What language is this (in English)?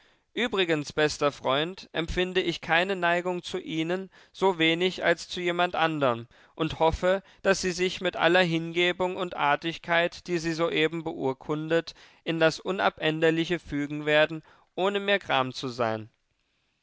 German